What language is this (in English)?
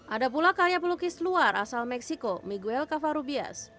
Indonesian